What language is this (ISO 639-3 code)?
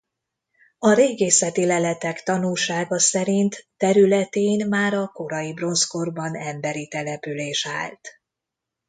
hun